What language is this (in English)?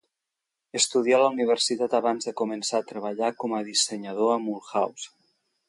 Catalan